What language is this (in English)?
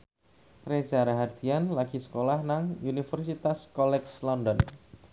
Javanese